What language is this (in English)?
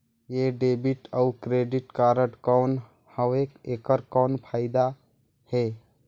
Chhattisgarhi